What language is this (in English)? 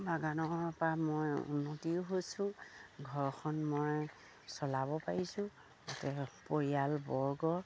Assamese